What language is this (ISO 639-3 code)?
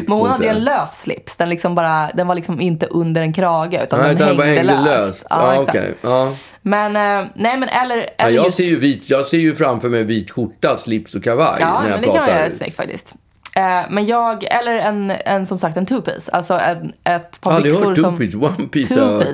swe